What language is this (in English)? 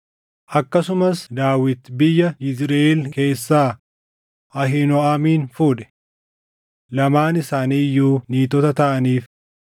Oromo